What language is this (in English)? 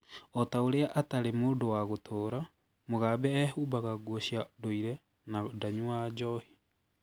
Kikuyu